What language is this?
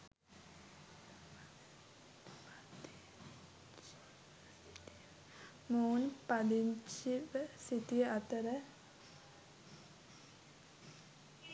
Sinhala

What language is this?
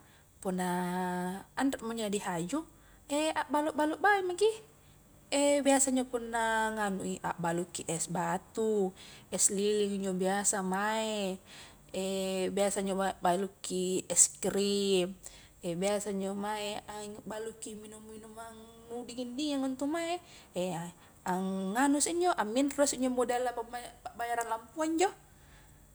Highland Konjo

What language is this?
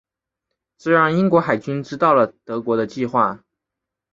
Chinese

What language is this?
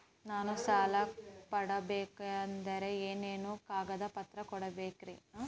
Kannada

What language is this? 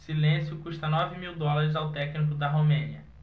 Portuguese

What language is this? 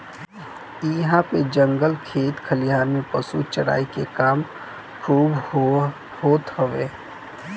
Bhojpuri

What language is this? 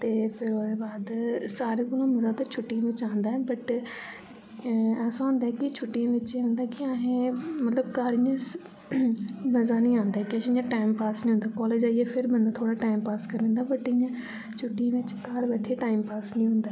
Dogri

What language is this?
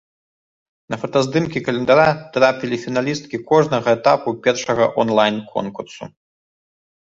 Belarusian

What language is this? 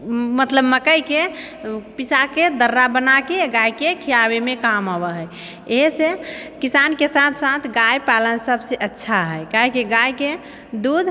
Maithili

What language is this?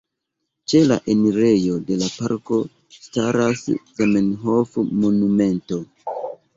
Esperanto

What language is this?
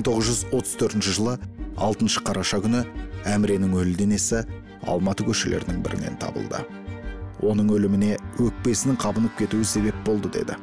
Turkish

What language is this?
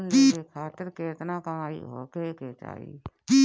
Bhojpuri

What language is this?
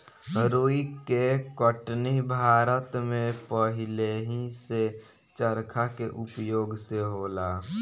Bhojpuri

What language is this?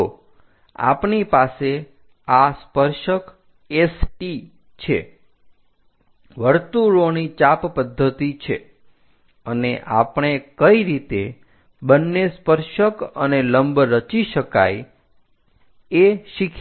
Gujarati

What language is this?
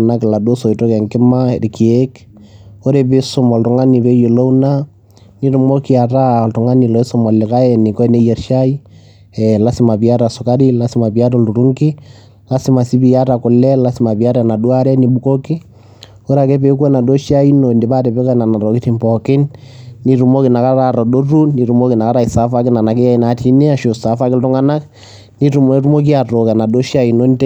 Masai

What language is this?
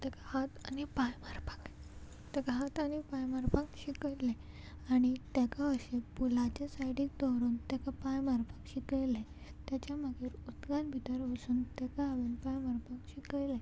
Konkani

